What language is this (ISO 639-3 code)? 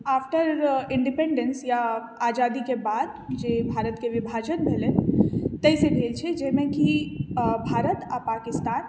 mai